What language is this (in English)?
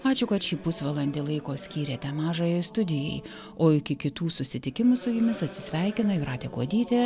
Lithuanian